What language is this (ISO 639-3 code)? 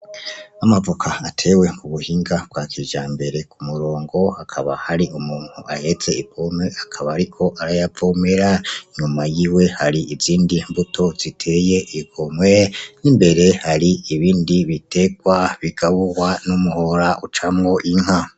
run